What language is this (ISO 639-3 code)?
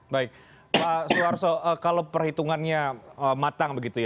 ind